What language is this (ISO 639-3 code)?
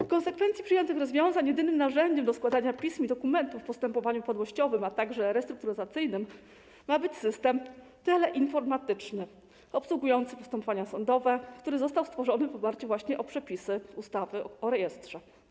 pol